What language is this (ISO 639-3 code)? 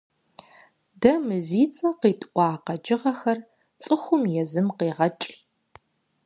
kbd